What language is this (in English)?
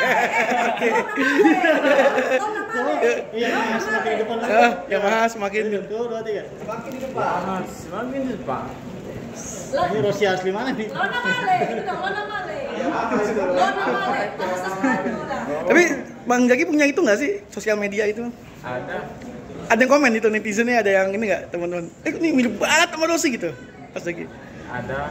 Indonesian